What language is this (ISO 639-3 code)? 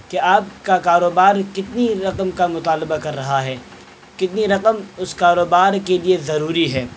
urd